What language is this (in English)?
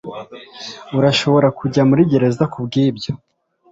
Kinyarwanda